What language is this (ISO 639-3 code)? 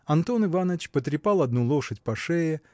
rus